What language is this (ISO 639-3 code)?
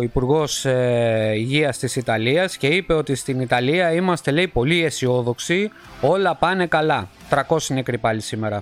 ell